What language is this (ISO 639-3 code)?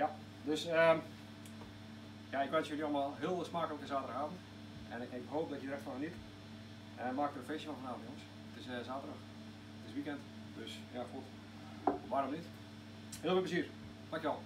nld